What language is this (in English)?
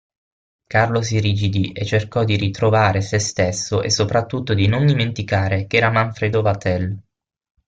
Italian